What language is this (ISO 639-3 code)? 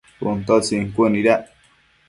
mcf